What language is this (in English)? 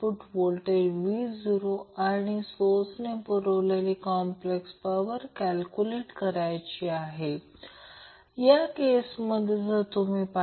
Marathi